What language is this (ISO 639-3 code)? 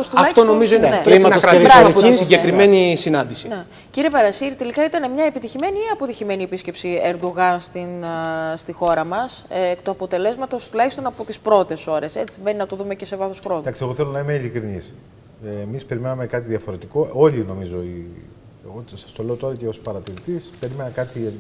ell